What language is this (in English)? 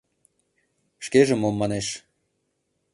Mari